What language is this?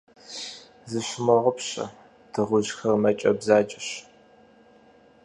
Kabardian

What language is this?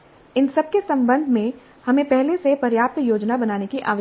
Hindi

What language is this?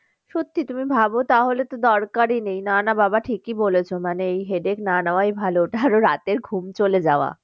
Bangla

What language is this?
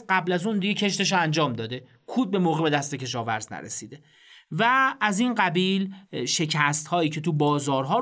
Persian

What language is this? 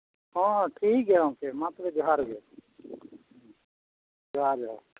Santali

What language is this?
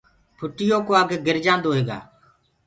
Gurgula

